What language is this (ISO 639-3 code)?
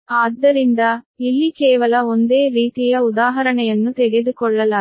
kan